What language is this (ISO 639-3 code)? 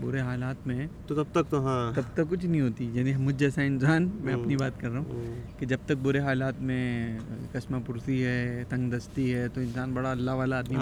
urd